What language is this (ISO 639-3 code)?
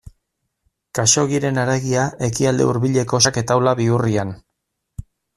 eus